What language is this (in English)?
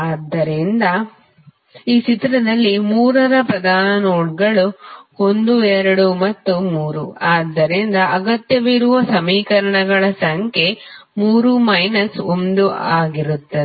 Kannada